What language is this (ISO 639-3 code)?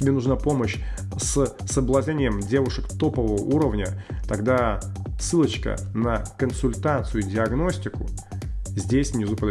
rus